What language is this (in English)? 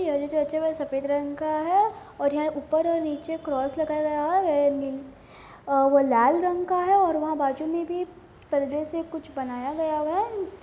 Hindi